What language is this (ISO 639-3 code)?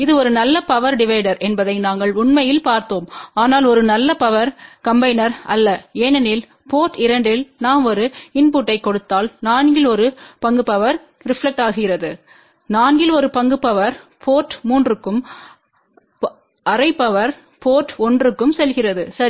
tam